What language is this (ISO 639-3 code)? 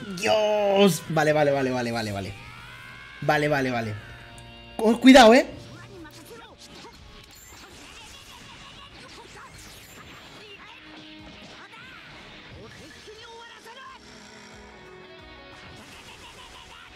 spa